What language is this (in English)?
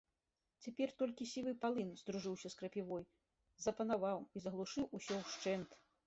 Belarusian